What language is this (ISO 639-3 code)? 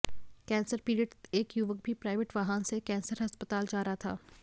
hin